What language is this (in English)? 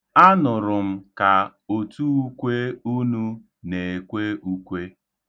Igbo